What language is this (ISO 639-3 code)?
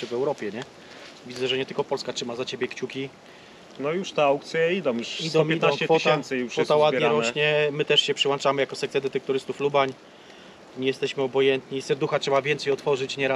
pol